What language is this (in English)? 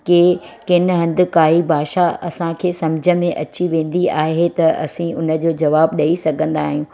Sindhi